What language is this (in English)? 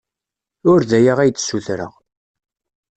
Kabyle